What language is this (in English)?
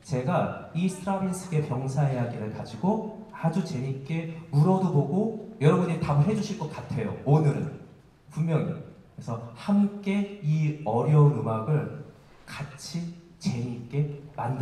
Korean